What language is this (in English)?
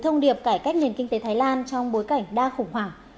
Vietnamese